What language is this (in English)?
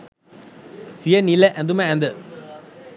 Sinhala